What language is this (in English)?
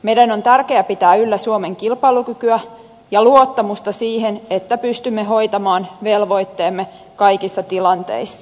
Finnish